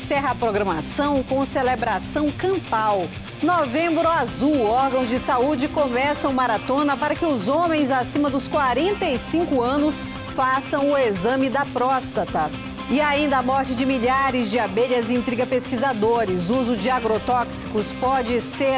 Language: Portuguese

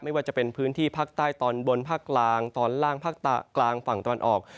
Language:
Thai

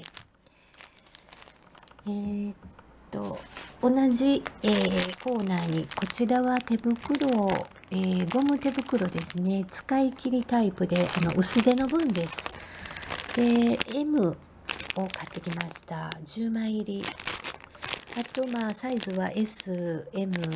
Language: Japanese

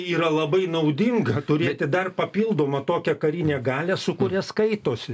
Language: Lithuanian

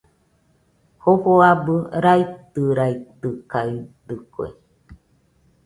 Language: Nüpode Huitoto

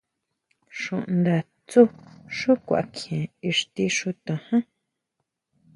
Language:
Huautla Mazatec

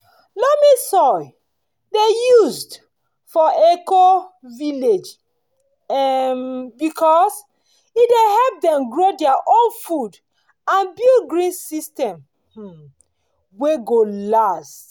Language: Nigerian Pidgin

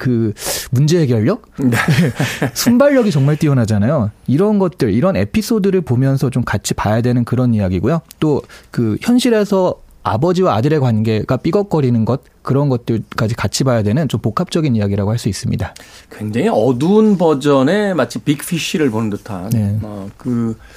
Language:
Korean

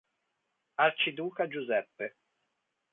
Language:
Italian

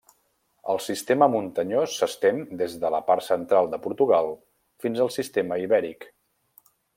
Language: Catalan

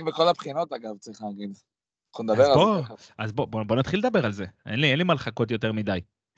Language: Hebrew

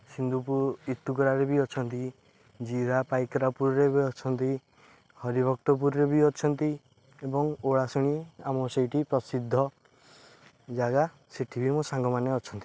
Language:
Odia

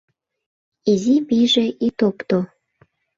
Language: Mari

